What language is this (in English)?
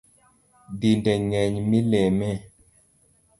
Luo (Kenya and Tanzania)